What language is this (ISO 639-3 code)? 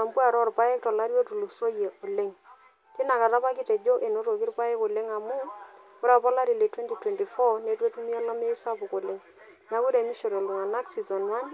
mas